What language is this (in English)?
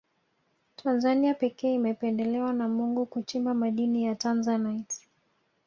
Swahili